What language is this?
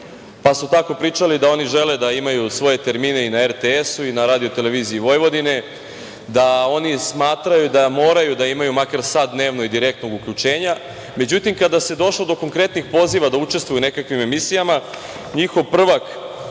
Serbian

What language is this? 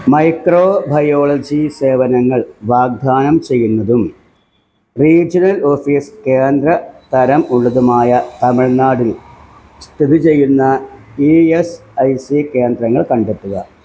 Malayalam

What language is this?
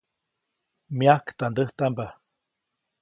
Copainalá Zoque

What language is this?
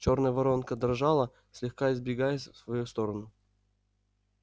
Russian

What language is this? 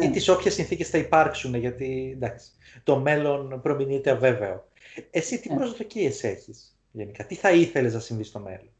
Greek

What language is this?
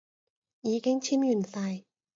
Cantonese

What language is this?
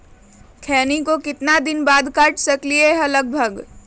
Magahi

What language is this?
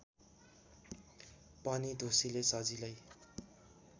Nepali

